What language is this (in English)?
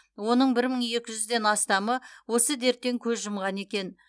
Kazakh